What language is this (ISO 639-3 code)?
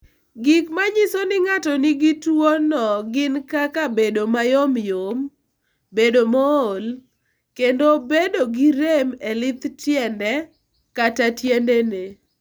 luo